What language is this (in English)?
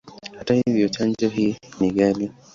Swahili